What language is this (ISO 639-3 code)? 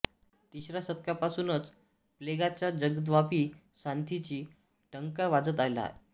mar